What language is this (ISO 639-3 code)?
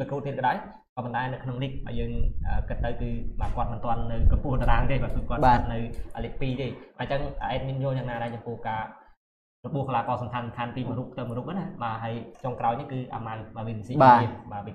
vie